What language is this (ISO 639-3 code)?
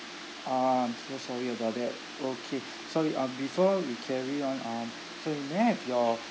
eng